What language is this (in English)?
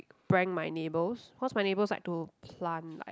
English